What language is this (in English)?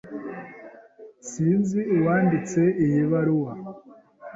Kinyarwanda